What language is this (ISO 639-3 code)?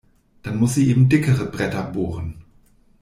deu